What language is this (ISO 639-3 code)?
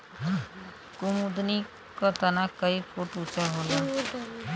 bho